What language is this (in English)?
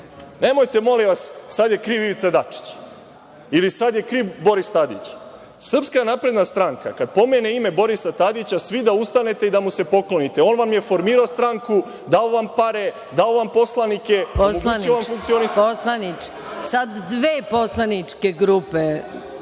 Serbian